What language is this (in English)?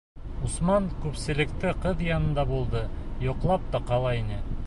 Bashkir